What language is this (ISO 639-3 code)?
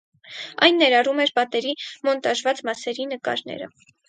hye